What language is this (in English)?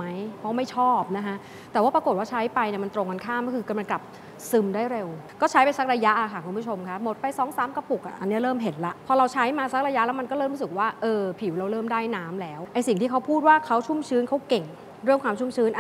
Thai